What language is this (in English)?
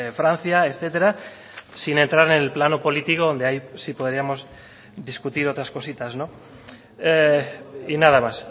Spanish